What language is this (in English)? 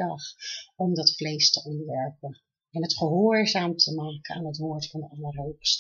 Dutch